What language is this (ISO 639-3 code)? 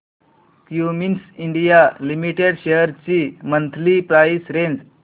mar